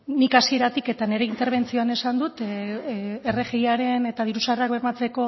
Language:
Basque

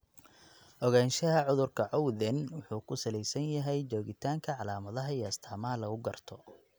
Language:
Somali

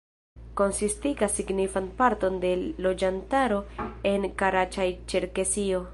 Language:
Esperanto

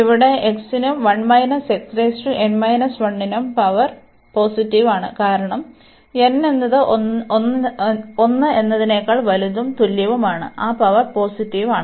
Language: Malayalam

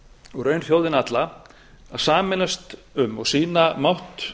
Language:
Icelandic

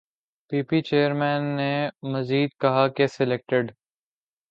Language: Urdu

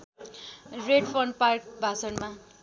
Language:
Nepali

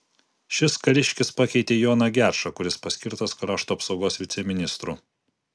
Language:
Lithuanian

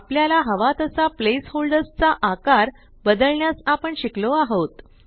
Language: Marathi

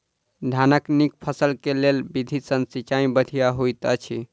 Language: Maithili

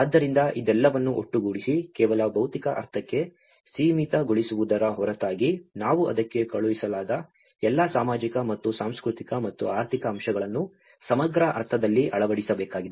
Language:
Kannada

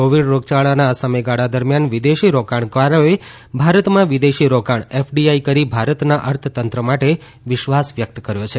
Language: Gujarati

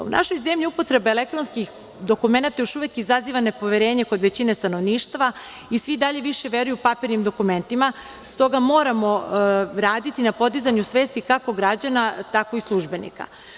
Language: Serbian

